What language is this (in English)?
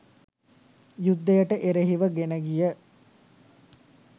Sinhala